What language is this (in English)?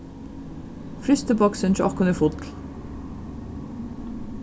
Faroese